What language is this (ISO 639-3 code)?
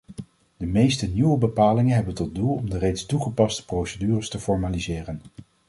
nld